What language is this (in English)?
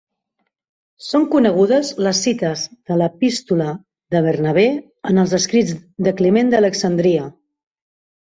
Catalan